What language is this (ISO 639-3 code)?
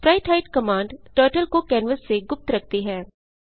hin